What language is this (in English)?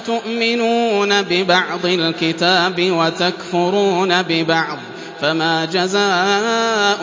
Arabic